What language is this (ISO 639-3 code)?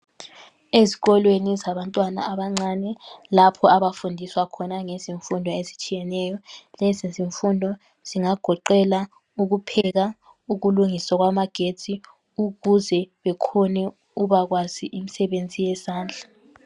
nde